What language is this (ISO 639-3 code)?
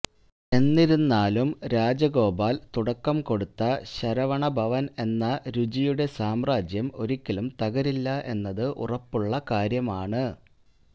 mal